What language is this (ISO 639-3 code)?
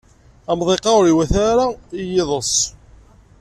kab